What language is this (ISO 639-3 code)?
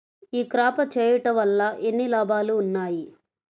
tel